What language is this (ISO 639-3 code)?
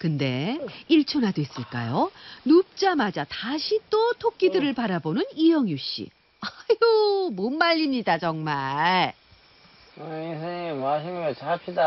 kor